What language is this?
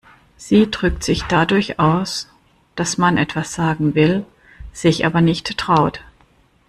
German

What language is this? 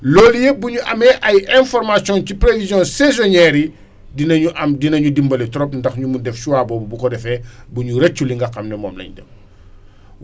Wolof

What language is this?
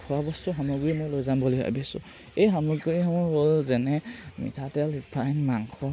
Assamese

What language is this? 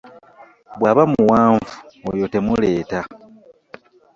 Ganda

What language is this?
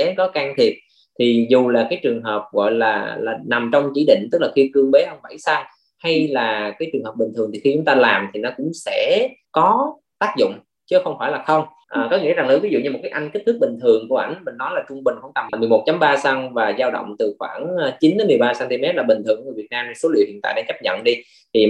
Vietnamese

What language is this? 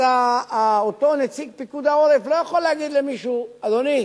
Hebrew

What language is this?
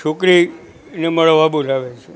Gujarati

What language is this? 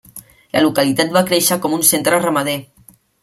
Catalan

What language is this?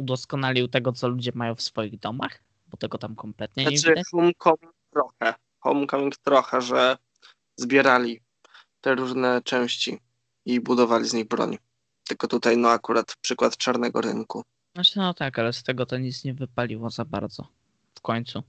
Polish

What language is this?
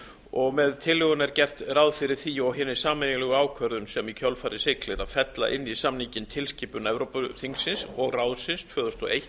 Icelandic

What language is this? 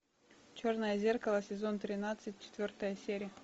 Russian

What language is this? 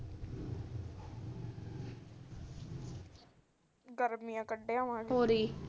Punjabi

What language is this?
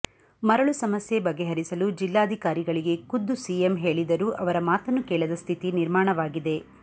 Kannada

